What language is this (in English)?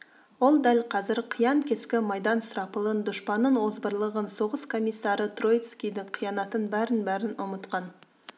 Kazakh